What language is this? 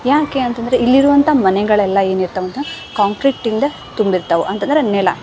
Kannada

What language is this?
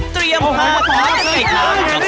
Thai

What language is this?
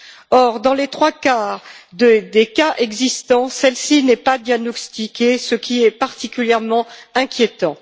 French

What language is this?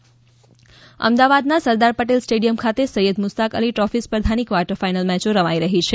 Gujarati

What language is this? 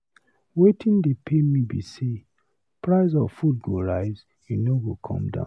Nigerian Pidgin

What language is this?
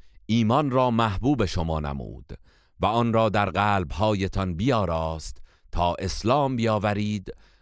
Persian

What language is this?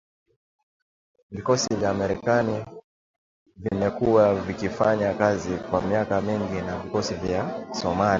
Swahili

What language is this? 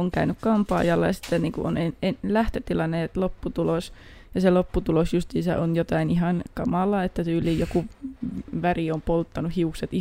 Finnish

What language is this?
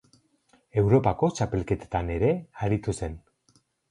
Basque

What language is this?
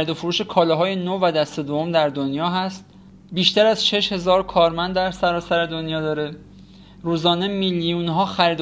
Persian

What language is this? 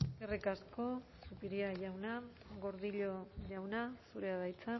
Basque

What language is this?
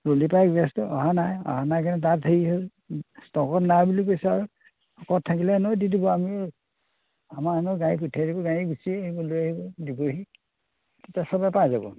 Assamese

